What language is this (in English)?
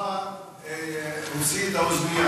Hebrew